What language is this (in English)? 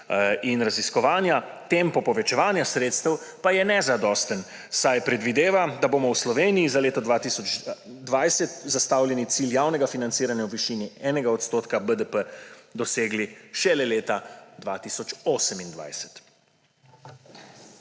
Slovenian